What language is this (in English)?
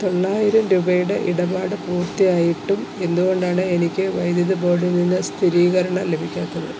Malayalam